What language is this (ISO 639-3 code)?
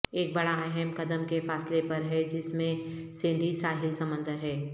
urd